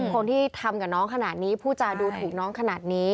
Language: Thai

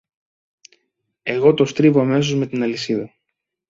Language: Greek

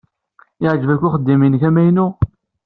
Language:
Kabyle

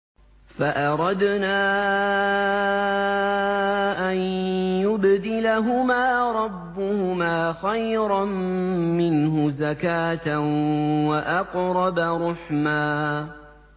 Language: Arabic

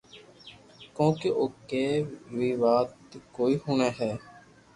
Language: Loarki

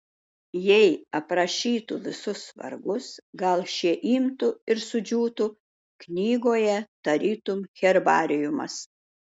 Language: Lithuanian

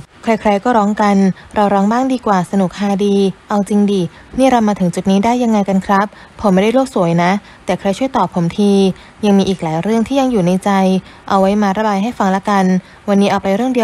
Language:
Thai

